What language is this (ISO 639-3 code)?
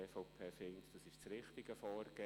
gsw